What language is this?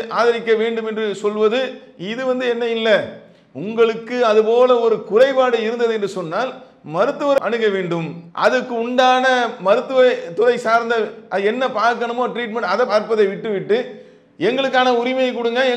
Tamil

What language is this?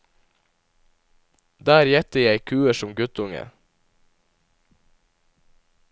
Norwegian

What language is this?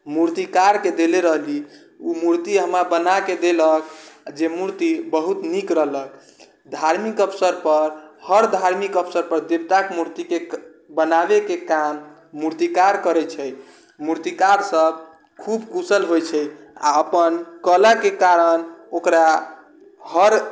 Maithili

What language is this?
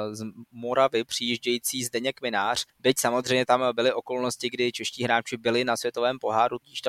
Czech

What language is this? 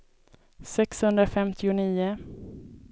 Swedish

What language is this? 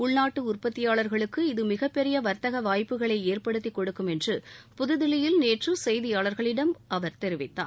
Tamil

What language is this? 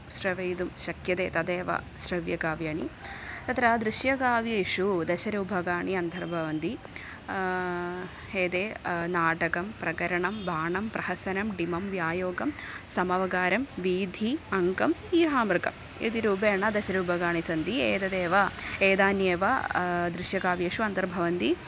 Sanskrit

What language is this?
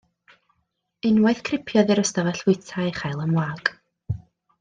Welsh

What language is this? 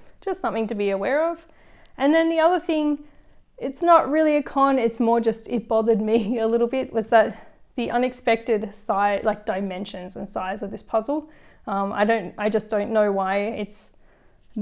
English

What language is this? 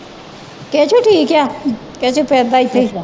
Punjabi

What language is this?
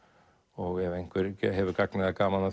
Icelandic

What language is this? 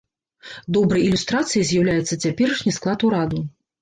Belarusian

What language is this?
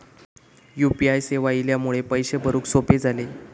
Marathi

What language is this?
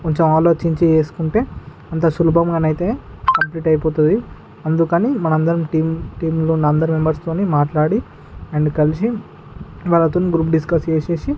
Telugu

